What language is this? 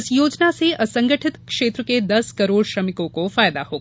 Hindi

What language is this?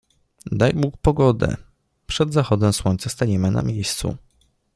Polish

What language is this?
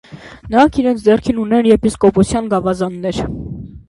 Armenian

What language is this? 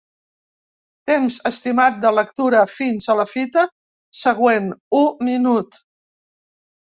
Catalan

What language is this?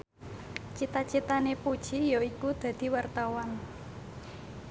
Javanese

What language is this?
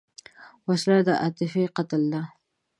Pashto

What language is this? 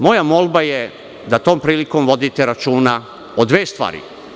Serbian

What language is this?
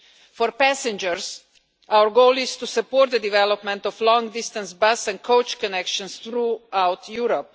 English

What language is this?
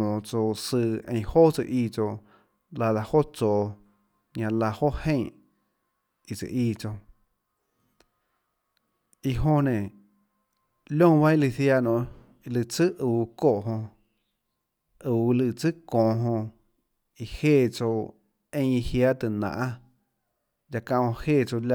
Tlacoatzintepec Chinantec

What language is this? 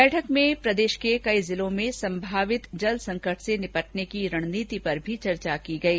Hindi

